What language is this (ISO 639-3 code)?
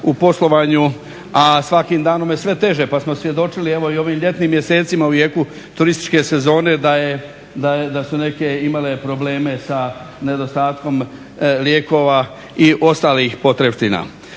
hrv